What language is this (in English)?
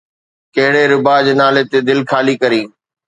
Sindhi